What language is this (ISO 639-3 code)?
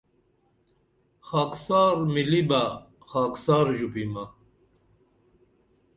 dml